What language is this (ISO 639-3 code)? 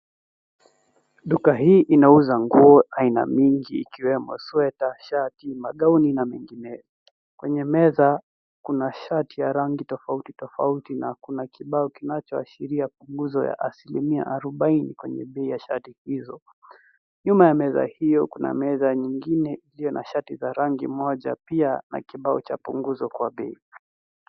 swa